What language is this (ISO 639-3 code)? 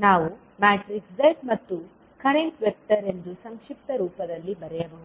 kan